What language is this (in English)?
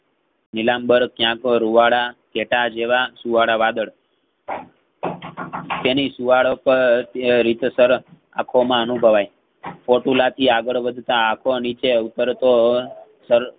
Gujarati